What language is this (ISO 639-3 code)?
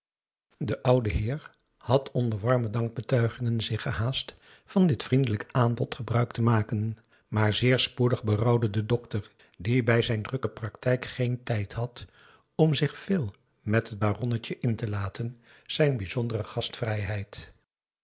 nld